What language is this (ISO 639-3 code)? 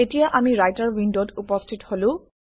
asm